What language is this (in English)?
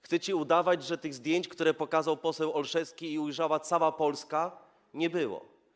Polish